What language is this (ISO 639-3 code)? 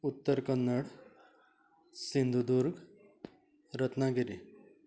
kok